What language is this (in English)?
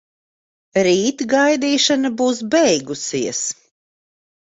Latvian